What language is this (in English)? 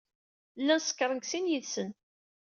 Kabyle